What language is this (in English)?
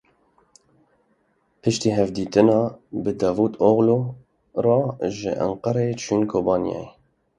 Kurdish